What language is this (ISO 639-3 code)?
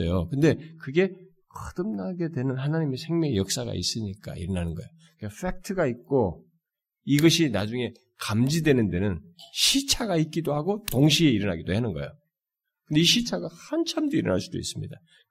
kor